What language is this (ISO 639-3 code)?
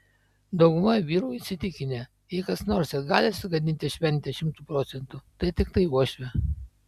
lit